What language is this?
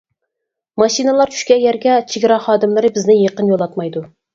Uyghur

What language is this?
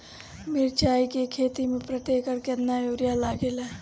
Bhojpuri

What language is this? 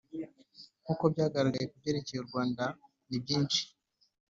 Kinyarwanda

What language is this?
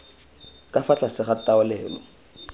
Tswana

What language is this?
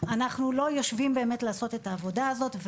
Hebrew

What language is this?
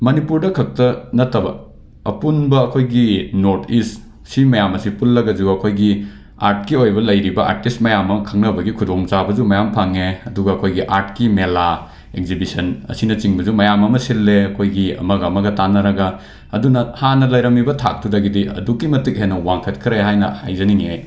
Manipuri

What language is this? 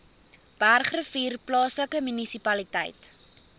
Afrikaans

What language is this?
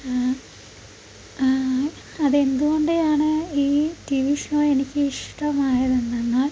Malayalam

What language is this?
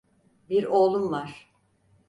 Turkish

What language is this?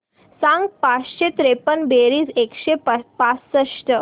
Marathi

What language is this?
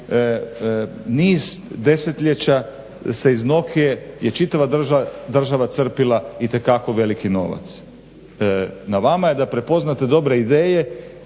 Croatian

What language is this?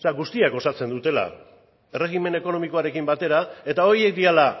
Basque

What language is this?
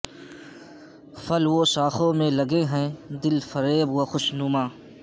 Urdu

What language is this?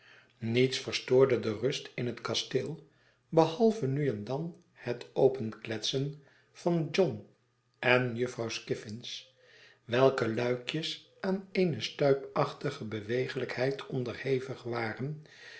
Dutch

